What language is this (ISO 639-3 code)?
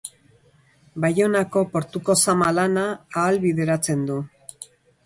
eus